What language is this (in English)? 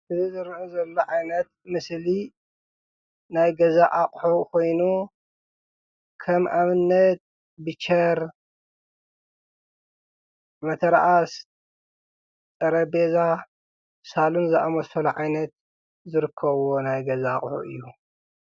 Tigrinya